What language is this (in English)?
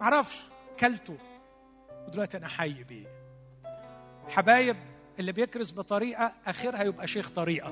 Arabic